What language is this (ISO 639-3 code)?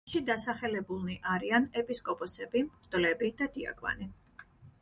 kat